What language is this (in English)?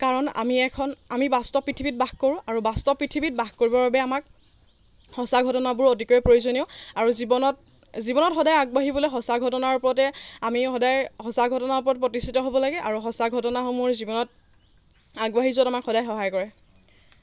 Assamese